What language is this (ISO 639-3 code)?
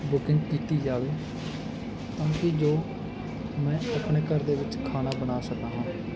pan